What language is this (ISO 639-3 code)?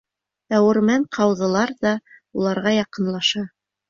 bak